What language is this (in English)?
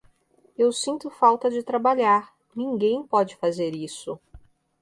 Portuguese